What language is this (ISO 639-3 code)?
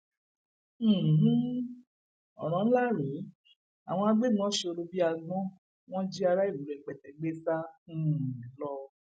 yor